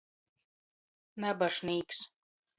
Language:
Latgalian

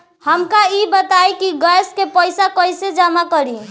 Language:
Bhojpuri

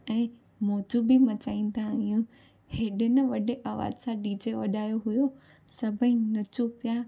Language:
Sindhi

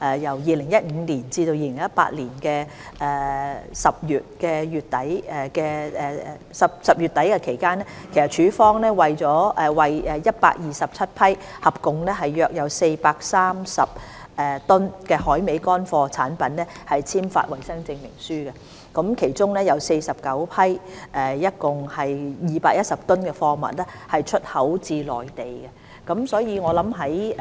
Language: Cantonese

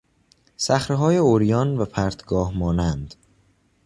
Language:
Persian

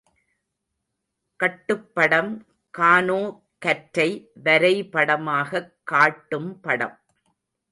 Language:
Tamil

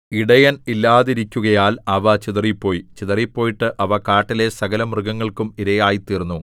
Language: Malayalam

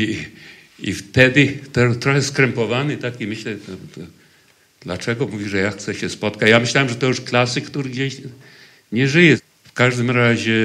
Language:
Polish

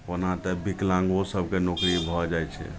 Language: Maithili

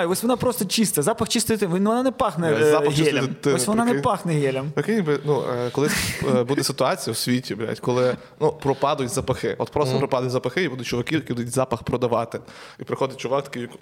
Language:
Ukrainian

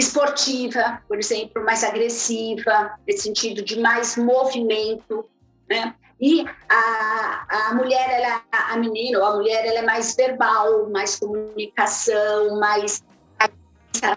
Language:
Portuguese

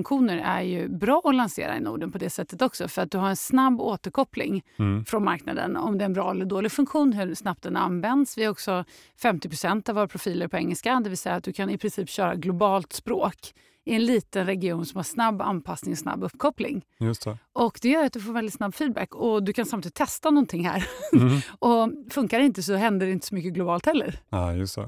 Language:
Swedish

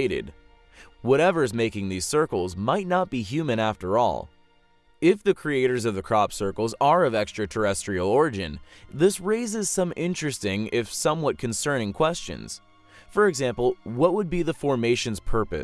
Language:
English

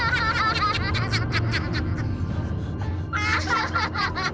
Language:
Indonesian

